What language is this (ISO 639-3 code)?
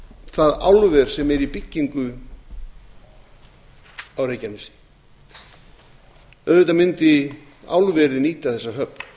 isl